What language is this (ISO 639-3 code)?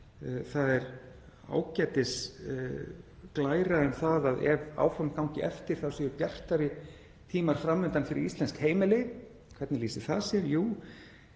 isl